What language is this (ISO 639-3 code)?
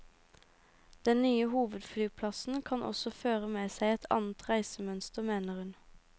nor